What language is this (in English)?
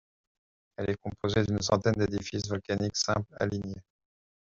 French